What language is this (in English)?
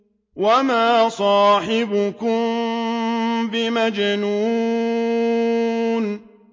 Arabic